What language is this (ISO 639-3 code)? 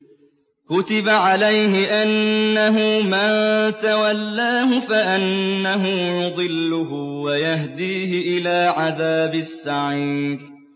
ara